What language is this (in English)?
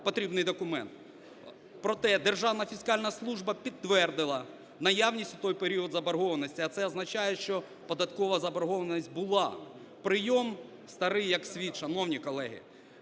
Ukrainian